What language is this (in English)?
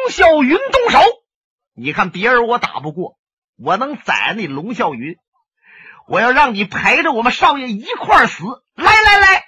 Chinese